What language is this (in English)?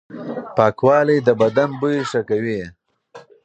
Pashto